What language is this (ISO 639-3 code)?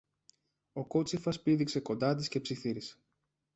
ell